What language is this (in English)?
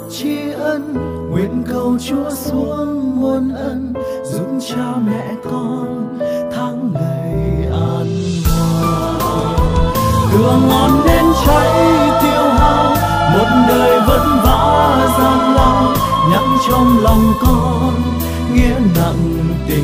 Vietnamese